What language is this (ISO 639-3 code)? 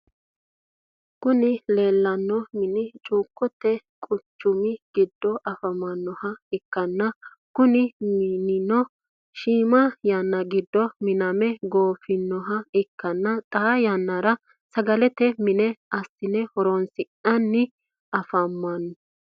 sid